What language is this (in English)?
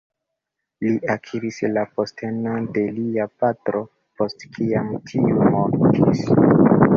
Esperanto